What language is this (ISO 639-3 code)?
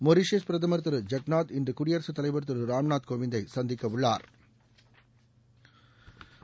tam